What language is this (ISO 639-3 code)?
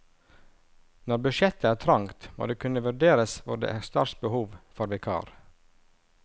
nor